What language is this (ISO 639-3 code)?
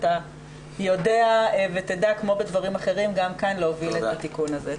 heb